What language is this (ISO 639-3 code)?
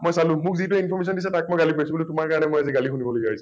asm